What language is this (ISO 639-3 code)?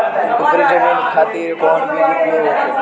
bho